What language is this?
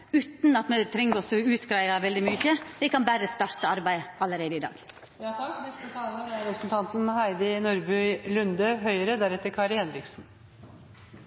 Norwegian Nynorsk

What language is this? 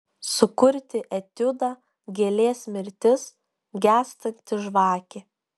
Lithuanian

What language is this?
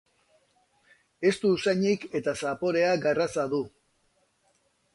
Basque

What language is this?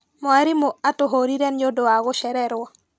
Kikuyu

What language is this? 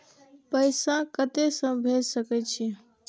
Maithili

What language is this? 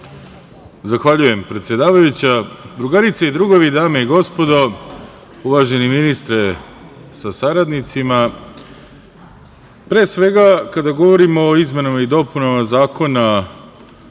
Serbian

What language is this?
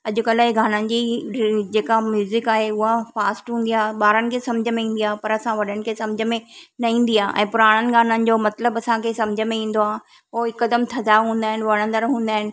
Sindhi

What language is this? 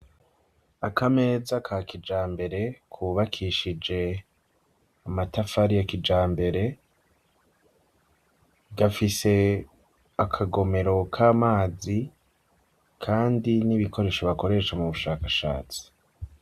Rundi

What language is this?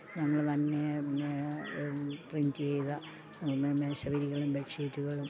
Malayalam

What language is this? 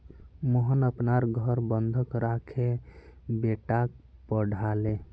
Magahi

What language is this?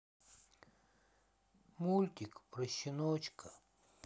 Russian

